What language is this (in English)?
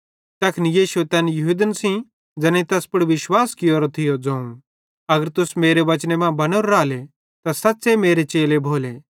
Bhadrawahi